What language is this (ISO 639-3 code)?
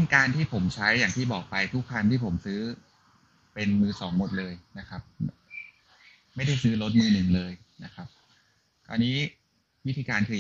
tha